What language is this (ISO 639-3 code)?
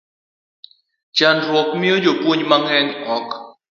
luo